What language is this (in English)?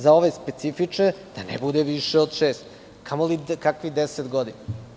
Serbian